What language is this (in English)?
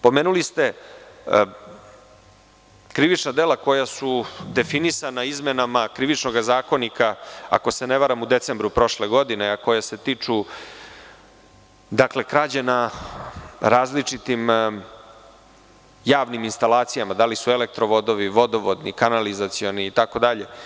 Serbian